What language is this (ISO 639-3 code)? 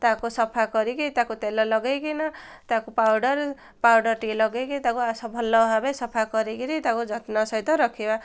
ori